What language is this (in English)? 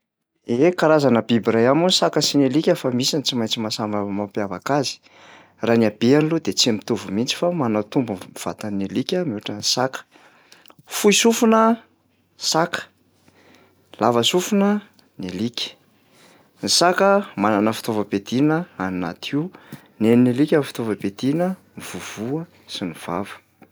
Malagasy